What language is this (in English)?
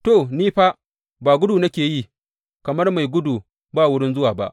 Hausa